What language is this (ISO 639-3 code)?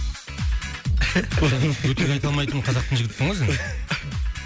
kaz